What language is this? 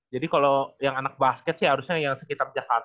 Indonesian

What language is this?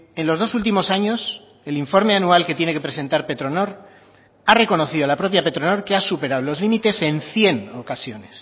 Spanish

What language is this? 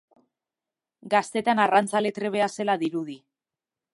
Basque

